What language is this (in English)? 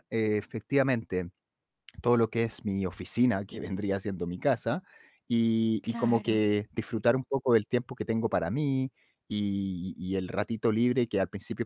Spanish